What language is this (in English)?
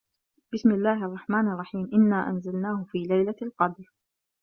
Arabic